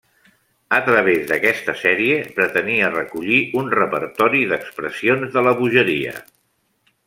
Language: Catalan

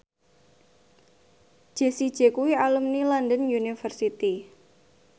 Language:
Javanese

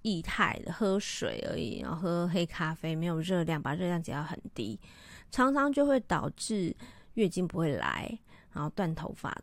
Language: Chinese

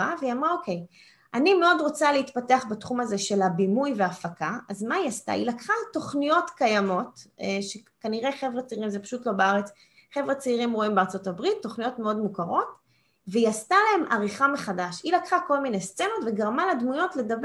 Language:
Hebrew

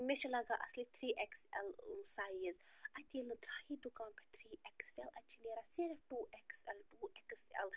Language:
Kashmiri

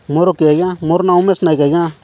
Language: Odia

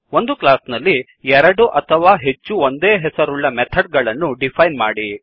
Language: Kannada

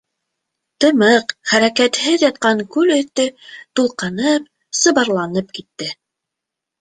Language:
Bashkir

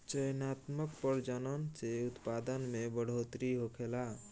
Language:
Bhojpuri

